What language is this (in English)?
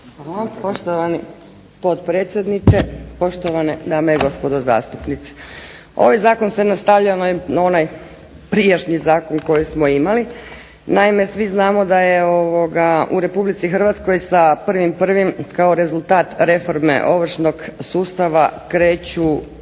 Croatian